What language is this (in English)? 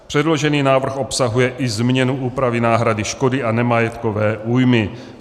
Czech